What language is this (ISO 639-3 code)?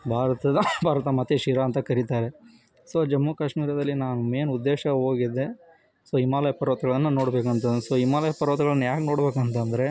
kan